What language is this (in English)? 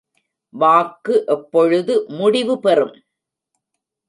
Tamil